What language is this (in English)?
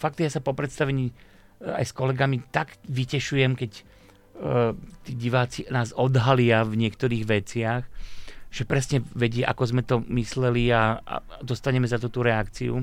Slovak